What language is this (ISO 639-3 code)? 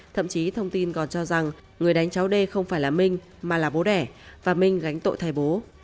vie